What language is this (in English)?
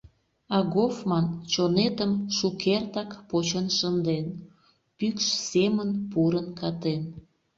Mari